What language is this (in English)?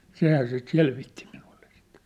Finnish